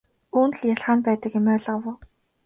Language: Mongolian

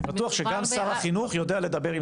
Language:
Hebrew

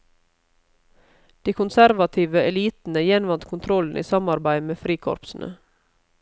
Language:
Norwegian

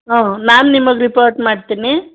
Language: Kannada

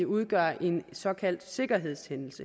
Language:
Danish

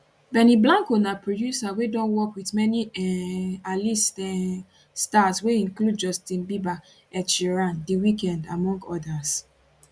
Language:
Nigerian Pidgin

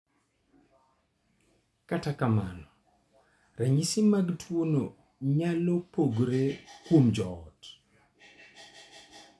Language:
Luo (Kenya and Tanzania)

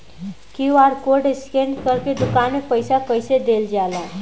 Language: Bhojpuri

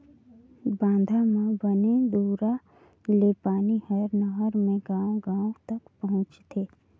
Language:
Chhattisgarhi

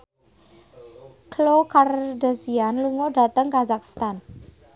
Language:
Javanese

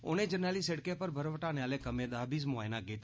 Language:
Dogri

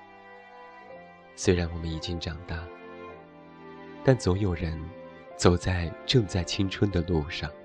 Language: Chinese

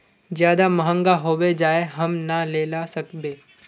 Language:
Magahi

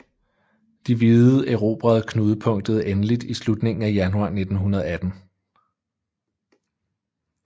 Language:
Danish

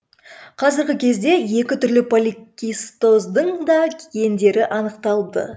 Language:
Kazakh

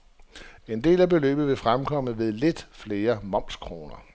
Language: Danish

